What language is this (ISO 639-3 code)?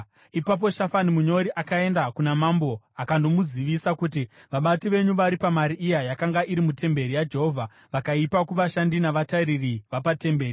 sna